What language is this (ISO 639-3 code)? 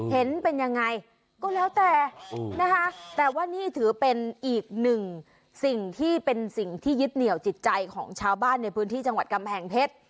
tha